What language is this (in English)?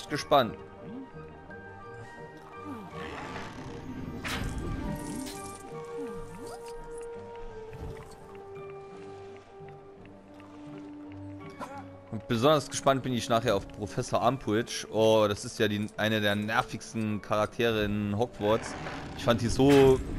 German